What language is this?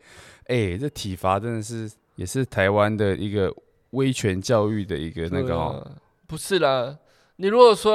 Chinese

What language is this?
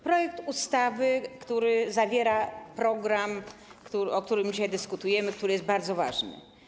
Polish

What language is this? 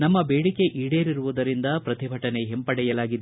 Kannada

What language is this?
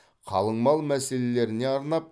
Kazakh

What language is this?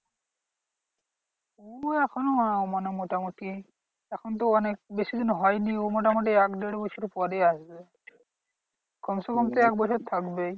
Bangla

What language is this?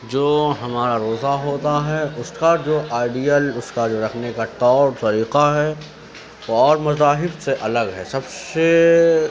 Urdu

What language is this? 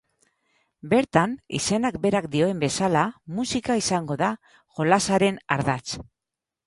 Basque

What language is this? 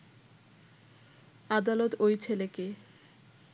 Bangla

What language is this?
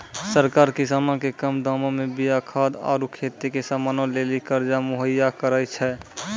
Maithili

